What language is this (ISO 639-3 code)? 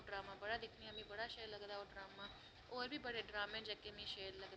doi